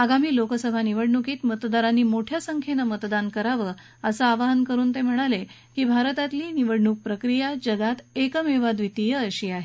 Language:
Marathi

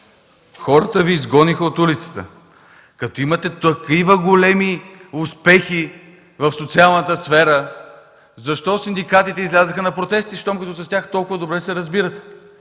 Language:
Bulgarian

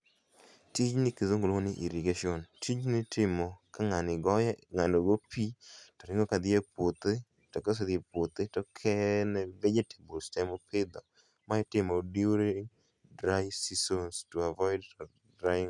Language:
Luo (Kenya and Tanzania)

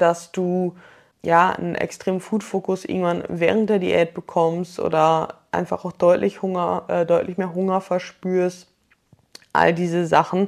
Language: German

